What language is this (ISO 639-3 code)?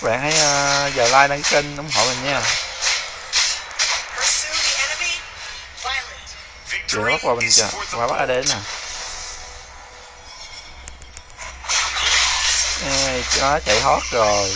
vie